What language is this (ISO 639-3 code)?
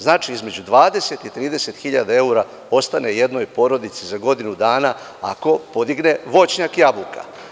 srp